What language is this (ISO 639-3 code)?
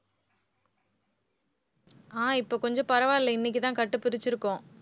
tam